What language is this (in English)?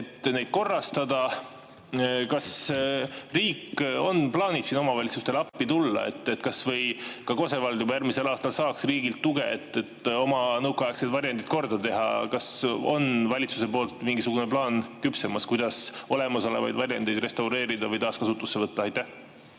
Estonian